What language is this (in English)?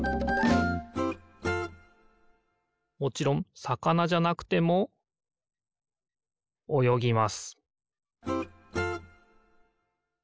Japanese